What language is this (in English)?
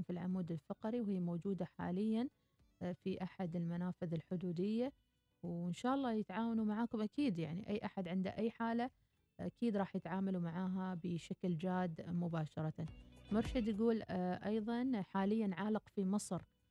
Arabic